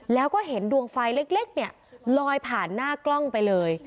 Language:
Thai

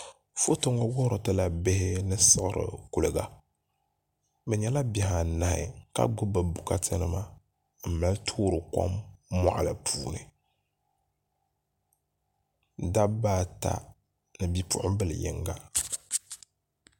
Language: Dagbani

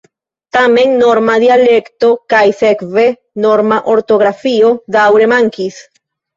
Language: Esperanto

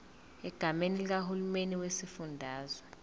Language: Zulu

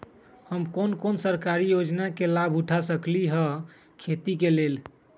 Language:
Magahi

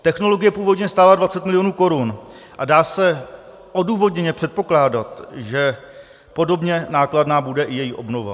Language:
Czech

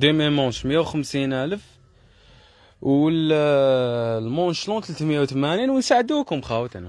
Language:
Arabic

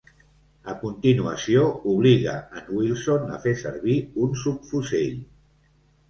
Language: Catalan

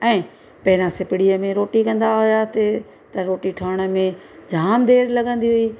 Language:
Sindhi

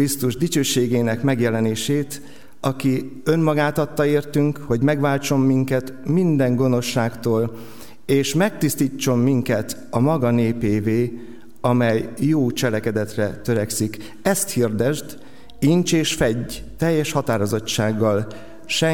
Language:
Hungarian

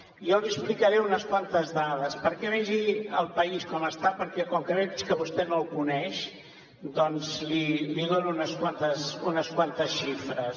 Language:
Catalan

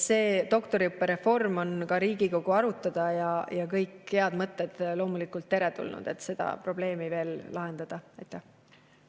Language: Estonian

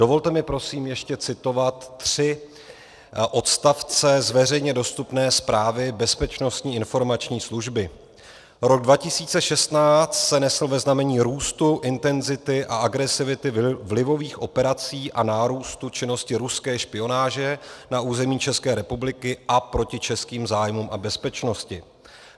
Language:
Czech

